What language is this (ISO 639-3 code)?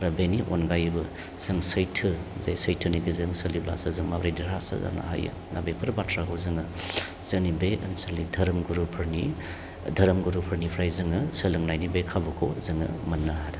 brx